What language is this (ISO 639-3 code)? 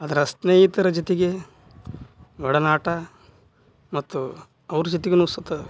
kan